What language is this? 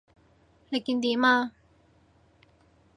Cantonese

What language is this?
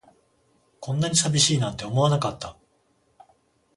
Japanese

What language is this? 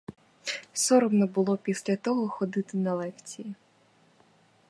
Ukrainian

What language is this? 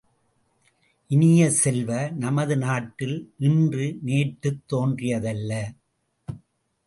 Tamil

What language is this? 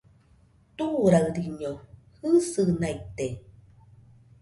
Nüpode Huitoto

